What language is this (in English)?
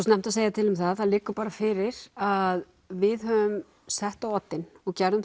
Icelandic